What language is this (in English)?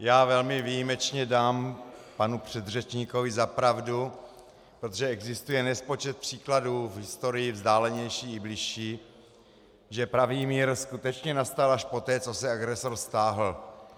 Czech